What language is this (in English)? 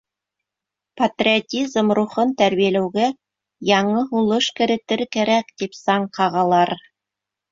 Bashkir